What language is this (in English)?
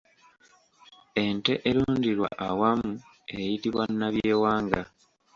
Ganda